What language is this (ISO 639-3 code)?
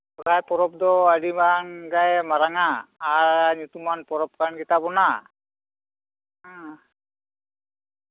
sat